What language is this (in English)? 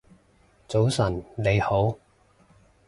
Cantonese